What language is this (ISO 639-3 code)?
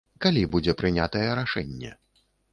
bel